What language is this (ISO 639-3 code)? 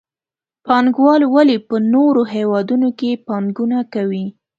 pus